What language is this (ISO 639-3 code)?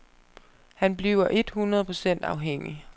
dan